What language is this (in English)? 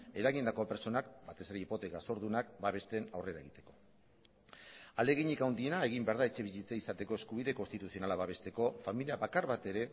Basque